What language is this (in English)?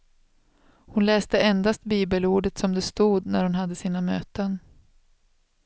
Swedish